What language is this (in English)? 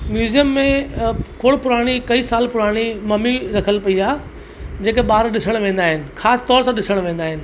Sindhi